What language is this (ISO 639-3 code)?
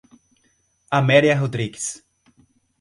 por